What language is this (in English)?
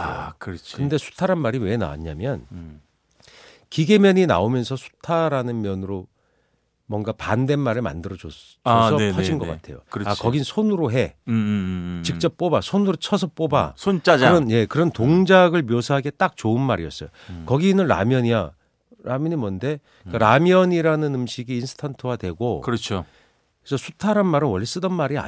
Korean